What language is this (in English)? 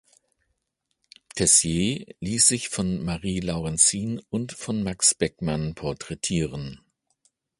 German